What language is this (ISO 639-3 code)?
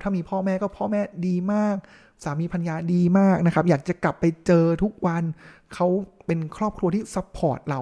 tha